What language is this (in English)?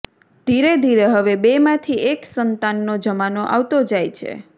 Gujarati